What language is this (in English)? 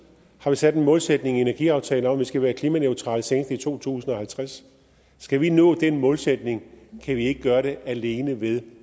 Danish